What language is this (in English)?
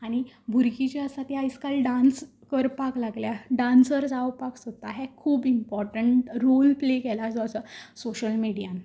Konkani